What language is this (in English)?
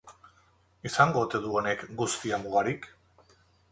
Basque